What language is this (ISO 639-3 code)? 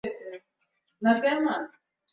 swa